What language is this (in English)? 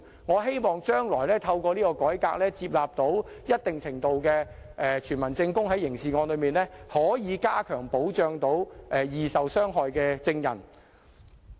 Cantonese